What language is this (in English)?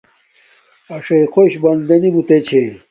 Domaaki